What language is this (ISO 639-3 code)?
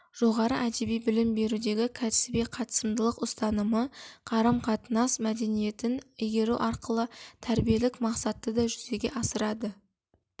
kaz